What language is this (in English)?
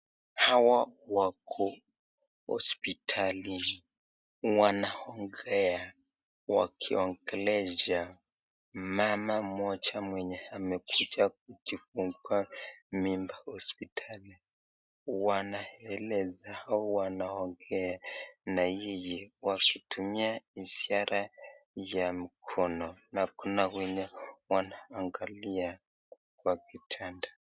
Swahili